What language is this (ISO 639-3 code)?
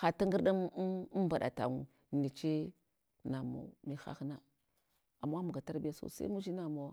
hwo